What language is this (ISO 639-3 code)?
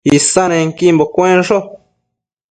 mcf